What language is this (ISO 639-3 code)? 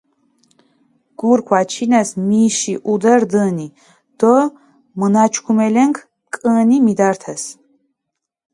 xmf